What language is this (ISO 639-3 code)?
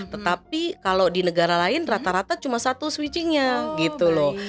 ind